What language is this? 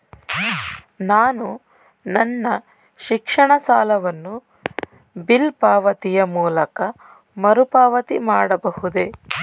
Kannada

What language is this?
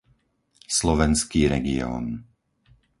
Slovak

